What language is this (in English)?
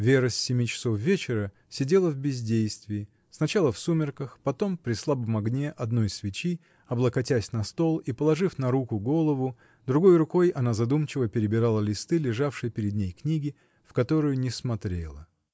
Russian